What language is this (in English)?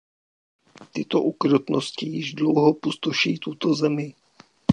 Czech